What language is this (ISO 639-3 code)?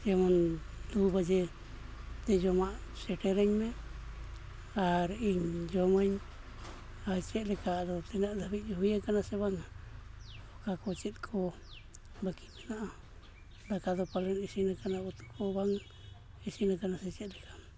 sat